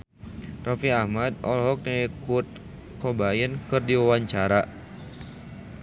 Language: Sundanese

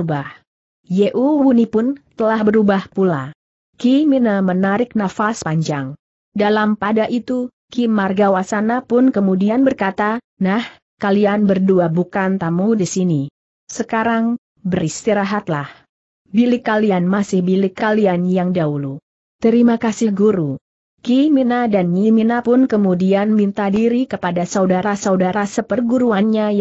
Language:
Indonesian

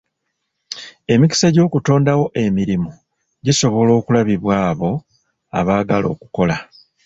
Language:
Ganda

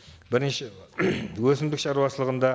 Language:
Kazakh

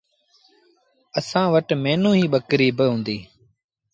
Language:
Sindhi Bhil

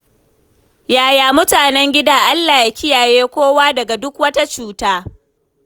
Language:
Hausa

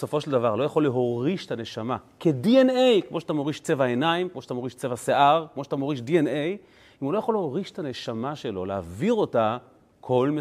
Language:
Hebrew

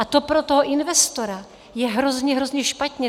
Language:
Czech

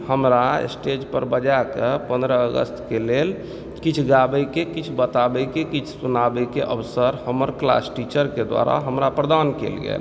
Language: Maithili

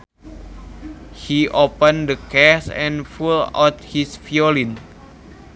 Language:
Sundanese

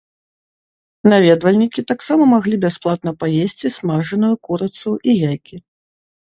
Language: Belarusian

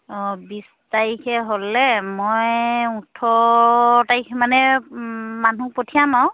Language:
Assamese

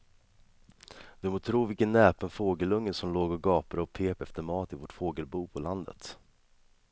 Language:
Swedish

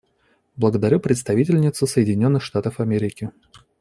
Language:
Russian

